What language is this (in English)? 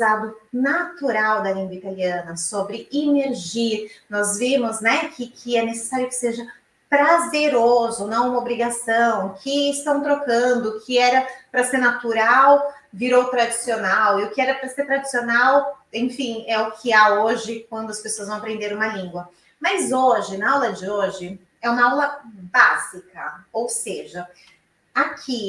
Portuguese